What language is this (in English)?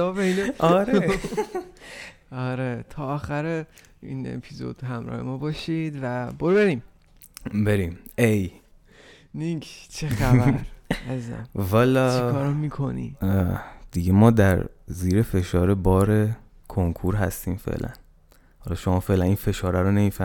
Persian